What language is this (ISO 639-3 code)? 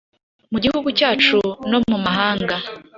kin